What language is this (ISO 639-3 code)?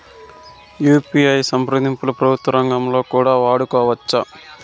tel